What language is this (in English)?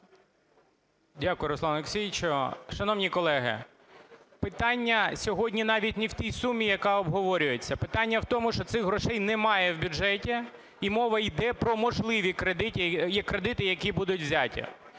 Ukrainian